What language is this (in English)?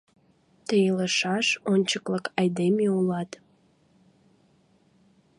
Mari